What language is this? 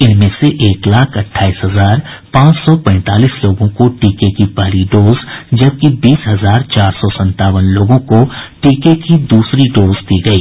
Hindi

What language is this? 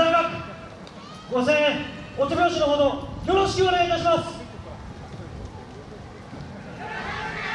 Japanese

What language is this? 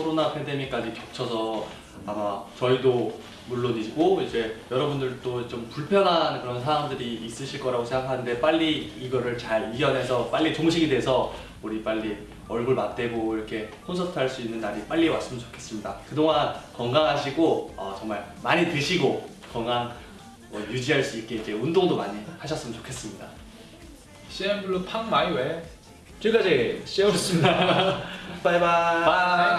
Korean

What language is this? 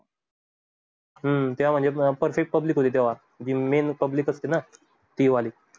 Marathi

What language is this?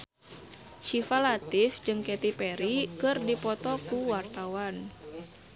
Sundanese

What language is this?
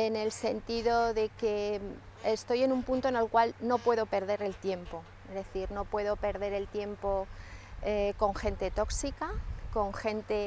Spanish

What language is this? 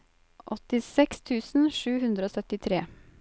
Norwegian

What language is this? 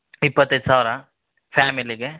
Kannada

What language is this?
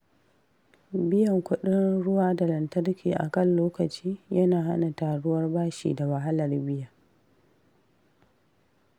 Hausa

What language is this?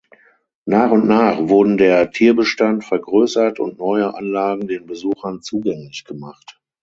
German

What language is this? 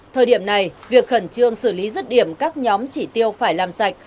Vietnamese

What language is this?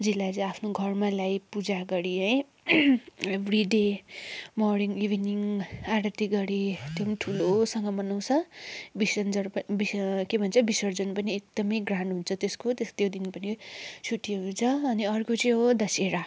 Nepali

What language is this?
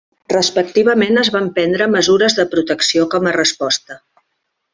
Catalan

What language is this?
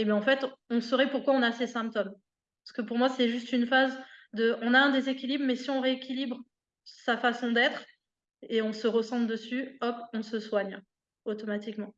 French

